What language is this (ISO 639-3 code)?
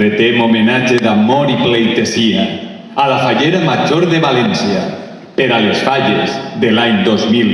spa